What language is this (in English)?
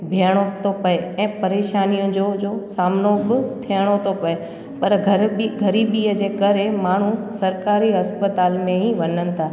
Sindhi